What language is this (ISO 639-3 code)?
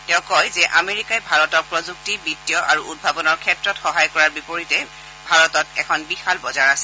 asm